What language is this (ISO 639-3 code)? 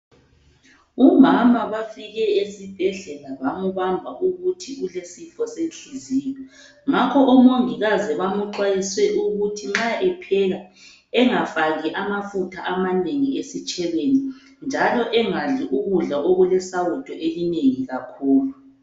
nde